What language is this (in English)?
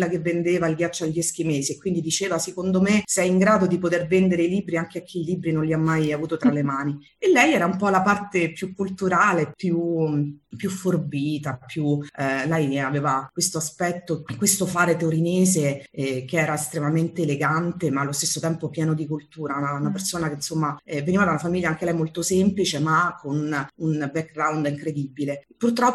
Italian